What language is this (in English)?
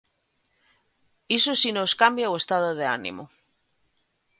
Galician